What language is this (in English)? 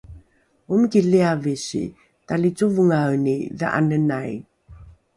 Rukai